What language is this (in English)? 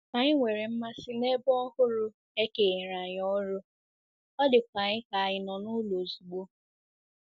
Igbo